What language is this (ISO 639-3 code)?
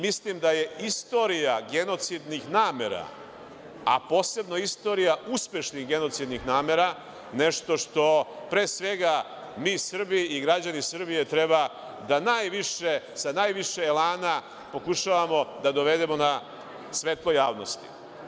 srp